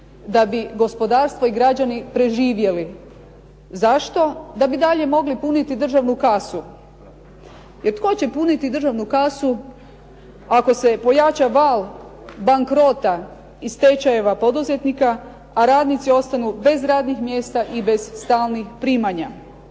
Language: Croatian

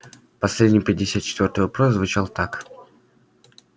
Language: Russian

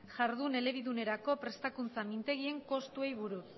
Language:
Basque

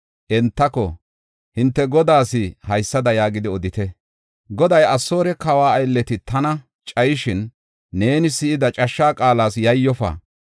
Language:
Gofa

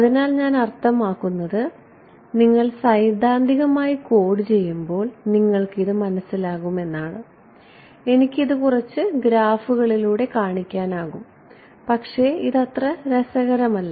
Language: Malayalam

